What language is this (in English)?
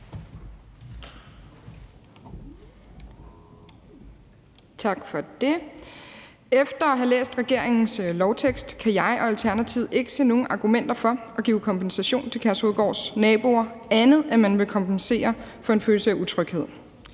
Danish